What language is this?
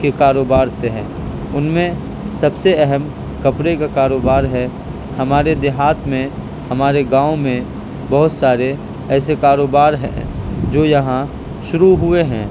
Urdu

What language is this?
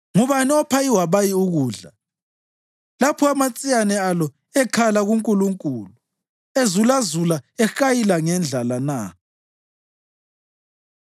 North Ndebele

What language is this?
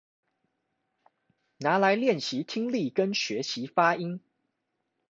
Chinese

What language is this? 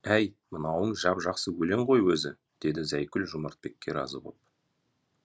Kazakh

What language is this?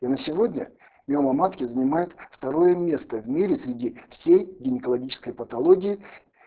Russian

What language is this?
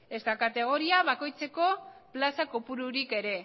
Basque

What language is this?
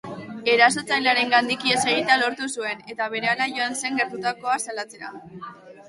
Basque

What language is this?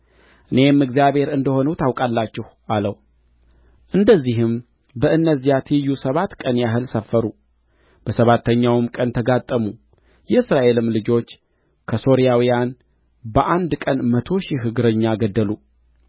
Amharic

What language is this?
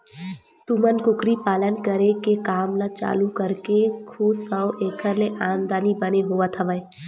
Chhattisgarhi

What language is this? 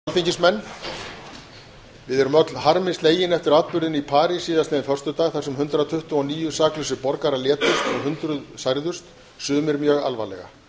Icelandic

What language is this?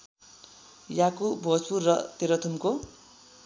Nepali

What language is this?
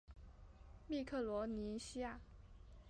Chinese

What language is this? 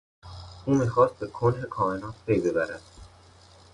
Persian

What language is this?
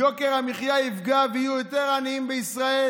Hebrew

